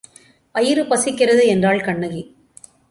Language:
Tamil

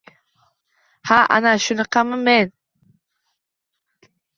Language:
Uzbek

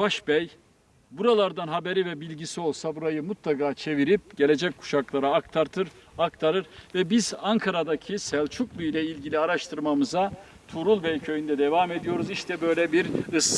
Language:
Turkish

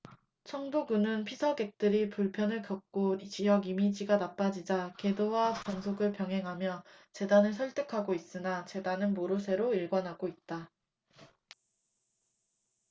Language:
Korean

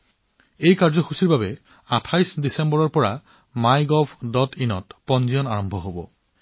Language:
Assamese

